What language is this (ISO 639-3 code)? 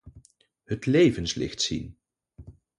nld